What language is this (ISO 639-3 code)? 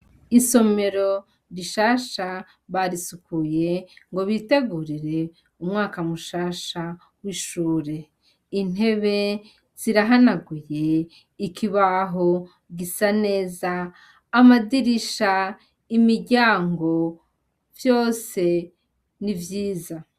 run